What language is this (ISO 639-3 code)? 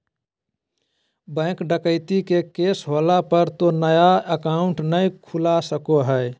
mag